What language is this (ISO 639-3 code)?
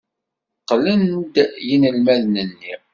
kab